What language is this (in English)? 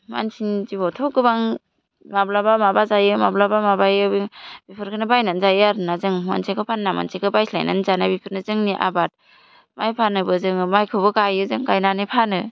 Bodo